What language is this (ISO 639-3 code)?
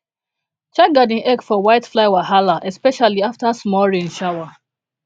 pcm